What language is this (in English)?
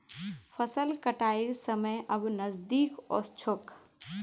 Magahi